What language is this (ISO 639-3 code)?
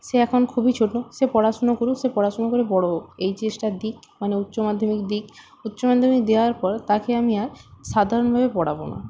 ben